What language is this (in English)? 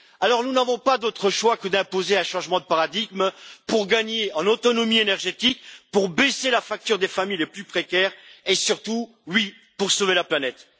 French